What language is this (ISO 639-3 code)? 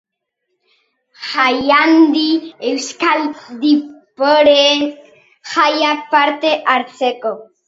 eus